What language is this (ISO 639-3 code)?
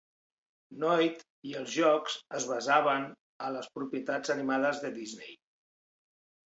cat